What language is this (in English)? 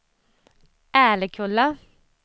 Swedish